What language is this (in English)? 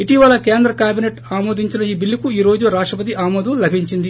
Telugu